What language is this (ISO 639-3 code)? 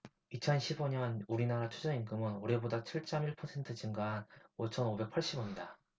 kor